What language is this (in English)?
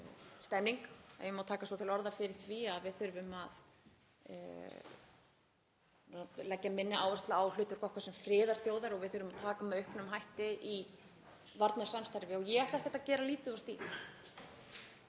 Icelandic